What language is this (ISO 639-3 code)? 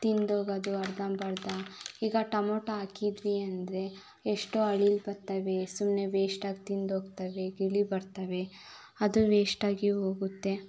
kan